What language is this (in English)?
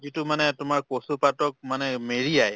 Assamese